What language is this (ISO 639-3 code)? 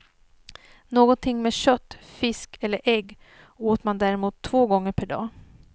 swe